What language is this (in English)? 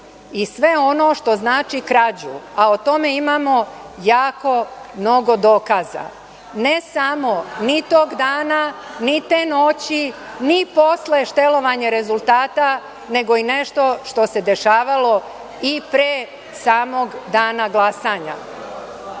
Serbian